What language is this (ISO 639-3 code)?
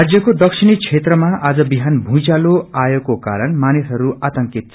nep